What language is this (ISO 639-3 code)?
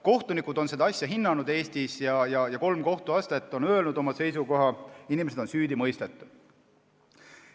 est